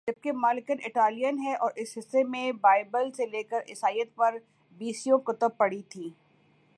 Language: Urdu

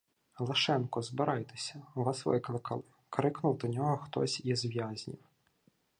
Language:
Ukrainian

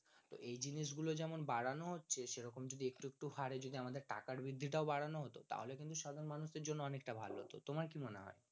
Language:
Bangla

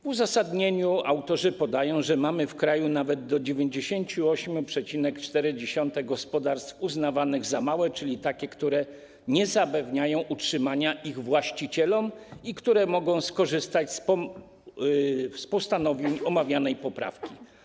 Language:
Polish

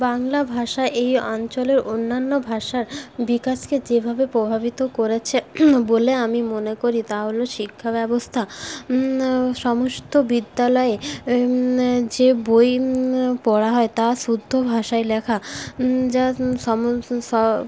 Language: Bangla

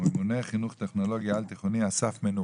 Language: Hebrew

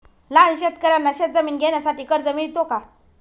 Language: Marathi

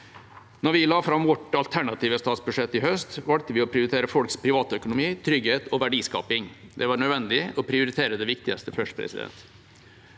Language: Norwegian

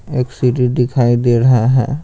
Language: Hindi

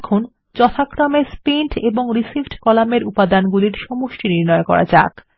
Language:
Bangla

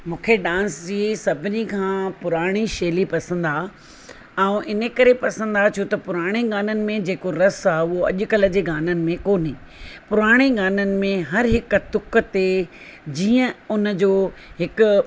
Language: Sindhi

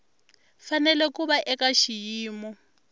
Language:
Tsonga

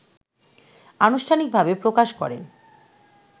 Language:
Bangla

